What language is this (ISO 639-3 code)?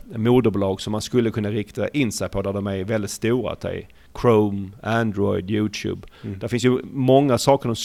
swe